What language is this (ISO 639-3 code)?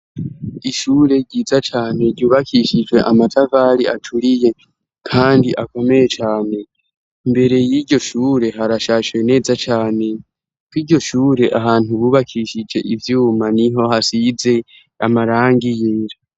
run